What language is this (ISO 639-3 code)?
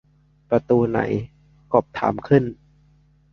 tha